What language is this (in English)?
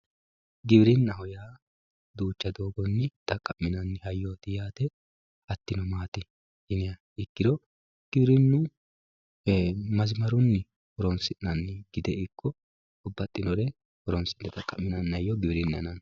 Sidamo